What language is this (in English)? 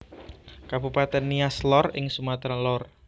Javanese